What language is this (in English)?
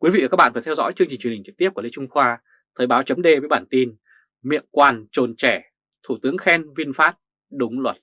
Vietnamese